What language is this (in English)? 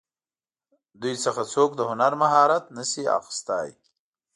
Pashto